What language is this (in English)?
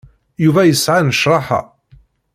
Kabyle